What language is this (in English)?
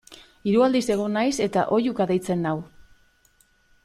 Basque